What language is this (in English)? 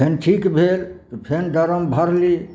Maithili